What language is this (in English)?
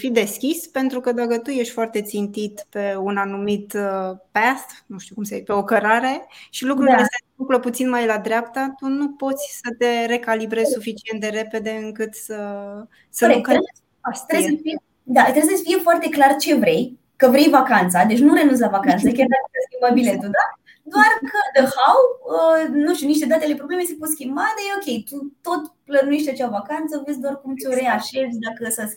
Romanian